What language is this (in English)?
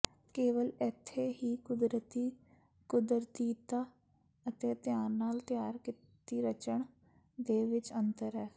Punjabi